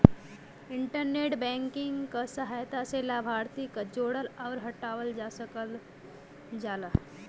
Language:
Bhojpuri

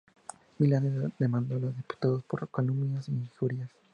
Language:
Spanish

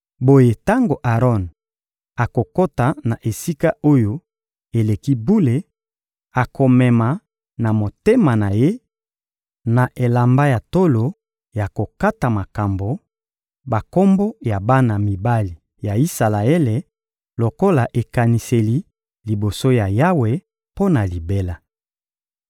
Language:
Lingala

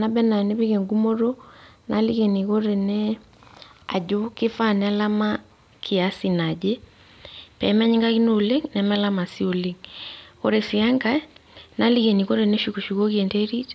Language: Masai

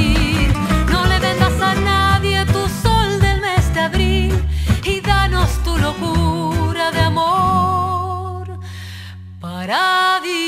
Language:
Spanish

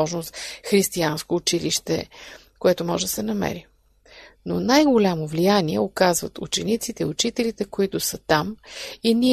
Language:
Bulgarian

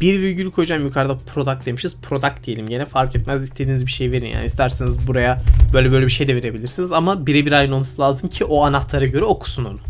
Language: Turkish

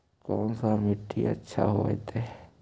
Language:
Magahi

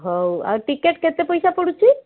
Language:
Odia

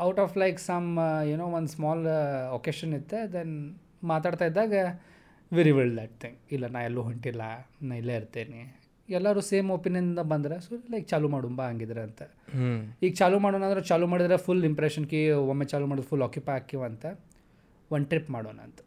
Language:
Kannada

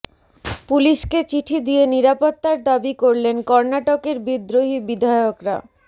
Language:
Bangla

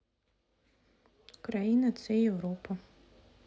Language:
Russian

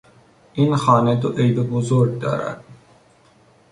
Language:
Persian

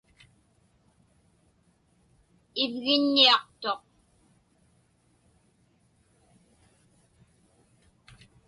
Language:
Inupiaq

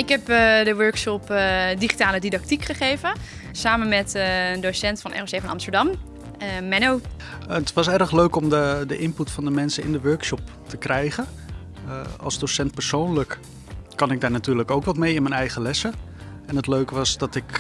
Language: Dutch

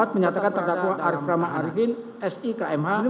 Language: Indonesian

